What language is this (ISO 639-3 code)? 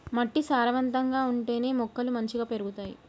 tel